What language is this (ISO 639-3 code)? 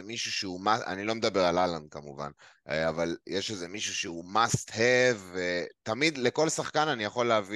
heb